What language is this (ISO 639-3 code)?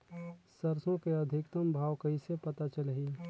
hne